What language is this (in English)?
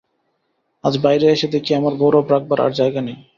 Bangla